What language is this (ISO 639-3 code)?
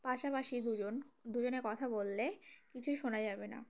ben